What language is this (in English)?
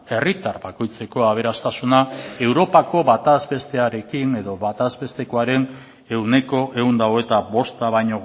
Basque